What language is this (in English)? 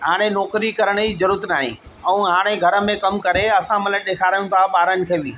Sindhi